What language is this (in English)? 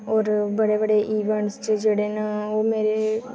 Dogri